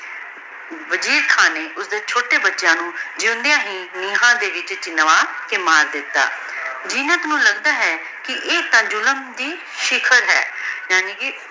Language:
Punjabi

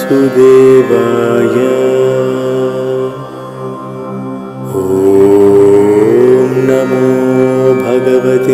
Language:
Arabic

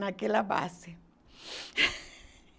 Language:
Portuguese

